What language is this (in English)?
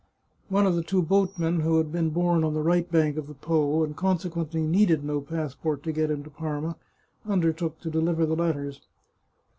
English